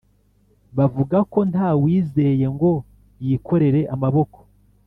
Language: Kinyarwanda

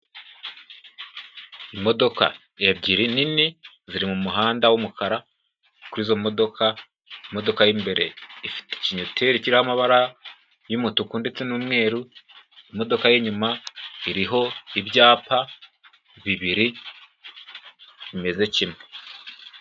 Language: Kinyarwanda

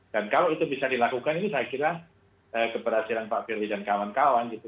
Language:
Indonesian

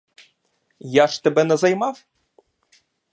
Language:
Ukrainian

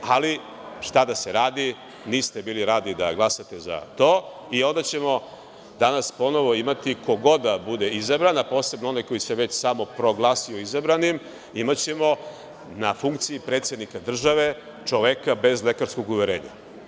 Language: Serbian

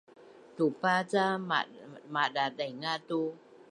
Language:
Bunun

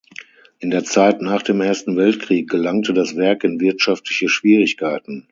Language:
German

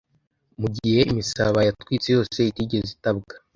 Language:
Kinyarwanda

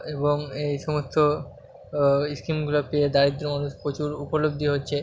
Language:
Bangla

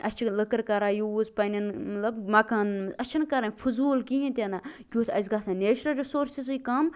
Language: Kashmiri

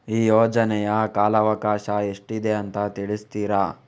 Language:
Kannada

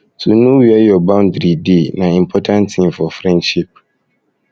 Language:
Nigerian Pidgin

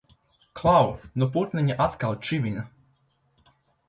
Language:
Latvian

